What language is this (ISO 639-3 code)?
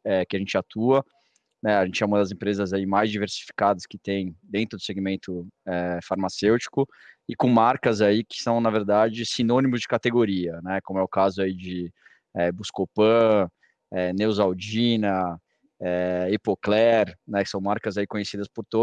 por